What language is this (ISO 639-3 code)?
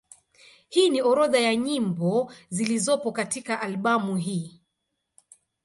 swa